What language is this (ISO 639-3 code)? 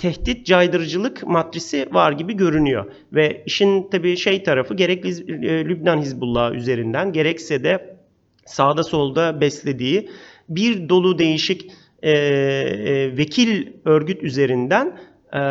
tur